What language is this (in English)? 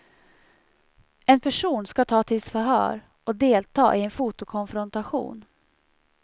Swedish